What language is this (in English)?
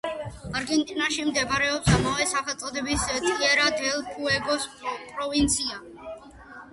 Georgian